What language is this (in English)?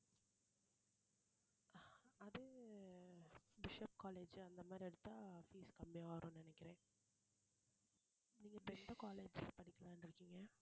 Tamil